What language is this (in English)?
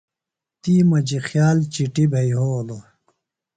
Phalura